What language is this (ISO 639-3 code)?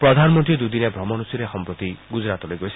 asm